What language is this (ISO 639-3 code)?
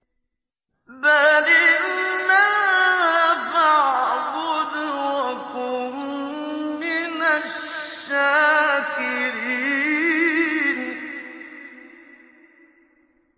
ara